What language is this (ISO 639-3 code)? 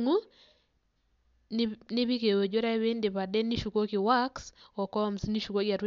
mas